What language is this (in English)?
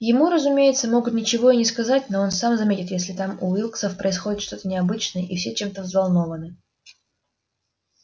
Russian